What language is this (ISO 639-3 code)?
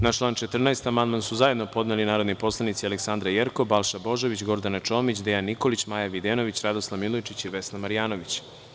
srp